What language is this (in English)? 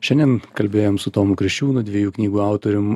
Lithuanian